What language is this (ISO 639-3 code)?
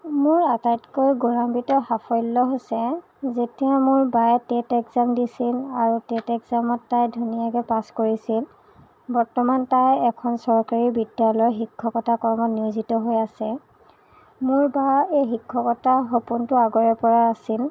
asm